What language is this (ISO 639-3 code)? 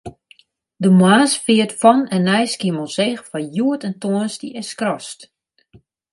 fry